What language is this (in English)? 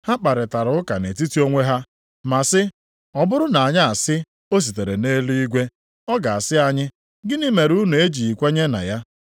Igbo